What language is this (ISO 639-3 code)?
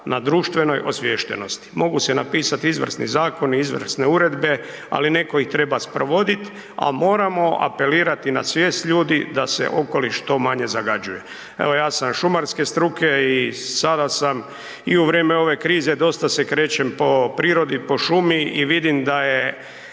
hrv